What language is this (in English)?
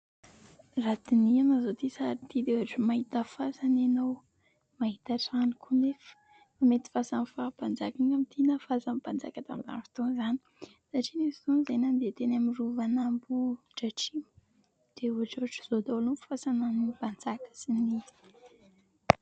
Malagasy